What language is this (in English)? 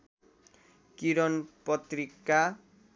Nepali